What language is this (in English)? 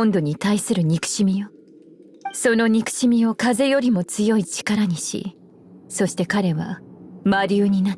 Japanese